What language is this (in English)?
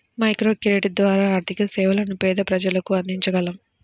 Telugu